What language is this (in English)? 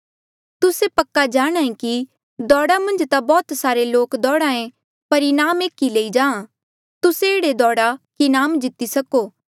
Mandeali